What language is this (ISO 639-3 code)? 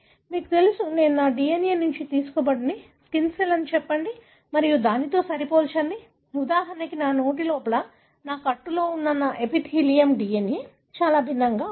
tel